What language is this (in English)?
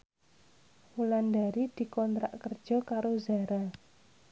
Javanese